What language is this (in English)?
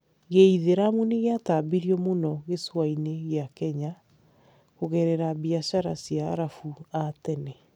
Kikuyu